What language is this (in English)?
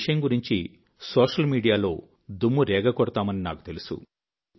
Telugu